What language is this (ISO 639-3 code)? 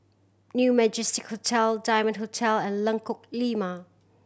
eng